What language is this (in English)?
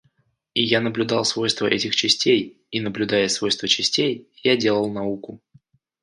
Russian